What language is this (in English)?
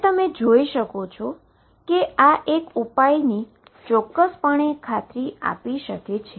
Gujarati